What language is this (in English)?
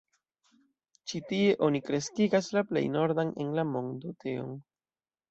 Esperanto